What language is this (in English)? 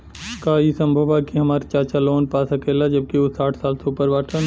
Bhojpuri